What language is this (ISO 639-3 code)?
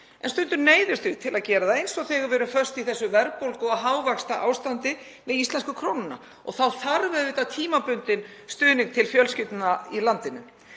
isl